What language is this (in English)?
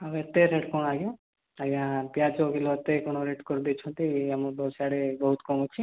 Odia